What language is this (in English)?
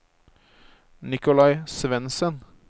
Norwegian